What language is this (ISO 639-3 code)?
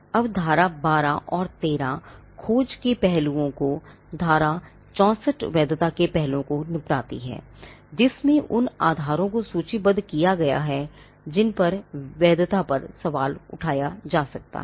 hin